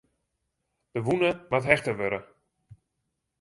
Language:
Western Frisian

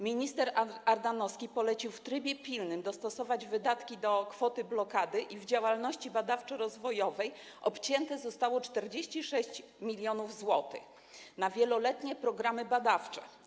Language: Polish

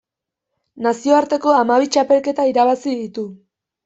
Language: Basque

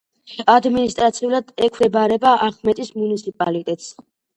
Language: Georgian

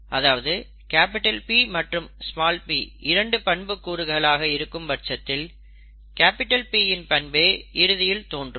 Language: Tamil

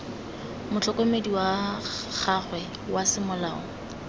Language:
Tswana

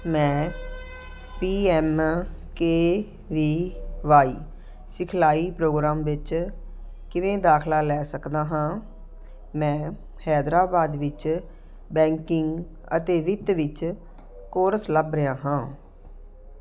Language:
Punjabi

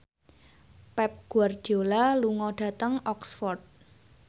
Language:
Javanese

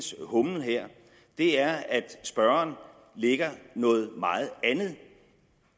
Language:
Danish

